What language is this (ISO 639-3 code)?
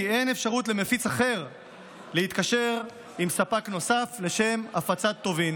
heb